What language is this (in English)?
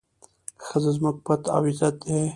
Pashto